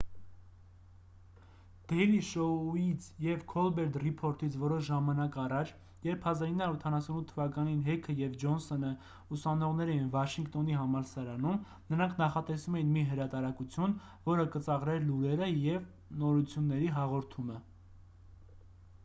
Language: Armenian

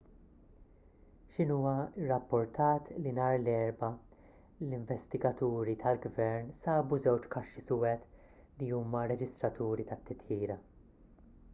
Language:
Maltese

